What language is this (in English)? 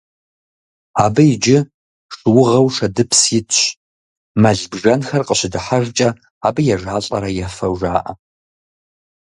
Kabardian